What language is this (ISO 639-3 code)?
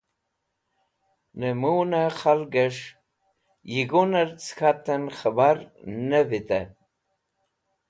wbl